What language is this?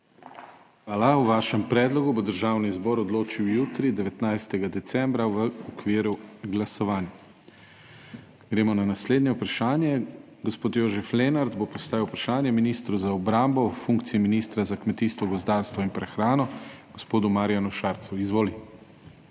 Slovenian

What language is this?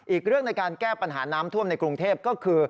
Thai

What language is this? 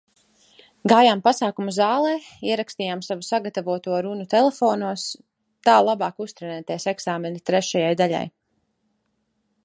Latvian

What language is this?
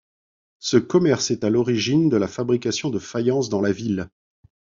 French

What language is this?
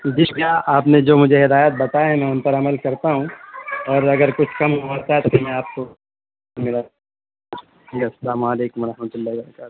Urdu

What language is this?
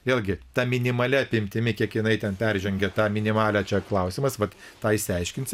Lithuanian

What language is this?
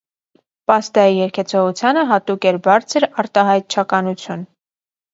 Armenian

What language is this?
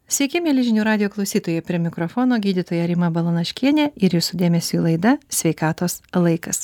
Lithuanian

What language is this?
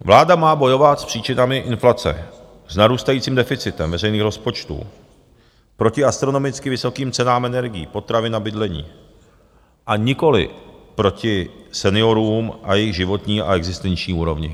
Czech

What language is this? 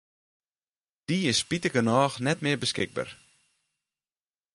Western Frisian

